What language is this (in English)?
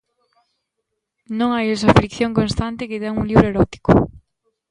Galician